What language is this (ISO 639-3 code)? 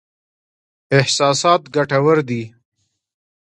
pus